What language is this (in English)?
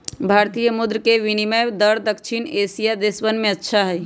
Magahi